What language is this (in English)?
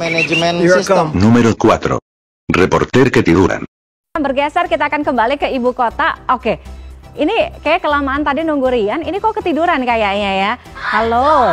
Indonesian